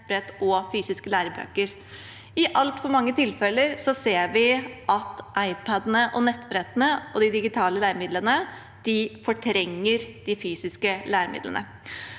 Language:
Norwegian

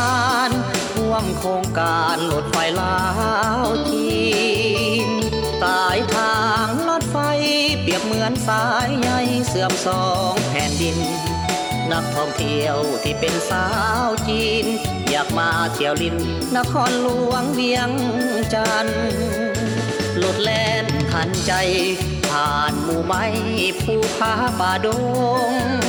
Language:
Thai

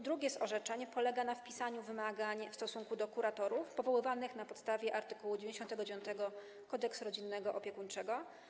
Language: Polish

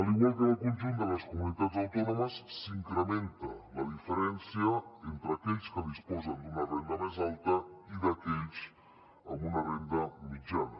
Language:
Catalan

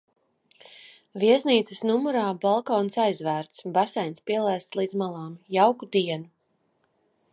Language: Latvian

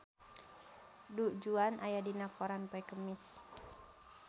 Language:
Sundanese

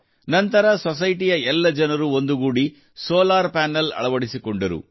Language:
Kannada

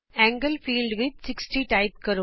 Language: Punjabi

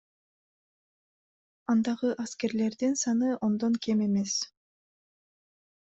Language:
Kyrgyz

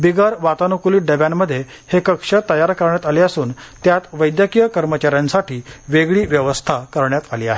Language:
Marathi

